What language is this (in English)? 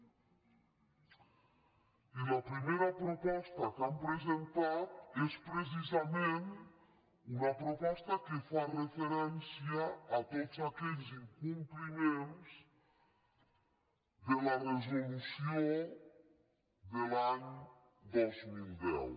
Catalan